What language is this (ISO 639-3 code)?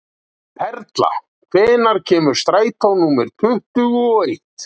isl